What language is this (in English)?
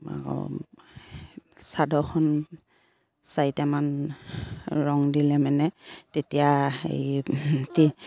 Assamese